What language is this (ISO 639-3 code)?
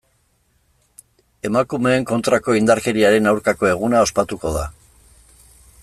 eus